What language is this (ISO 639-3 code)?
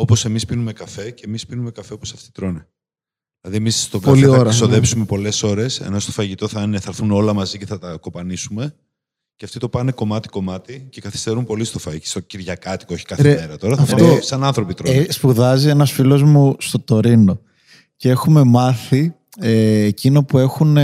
ell